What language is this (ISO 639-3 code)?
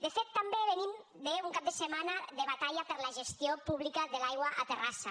cat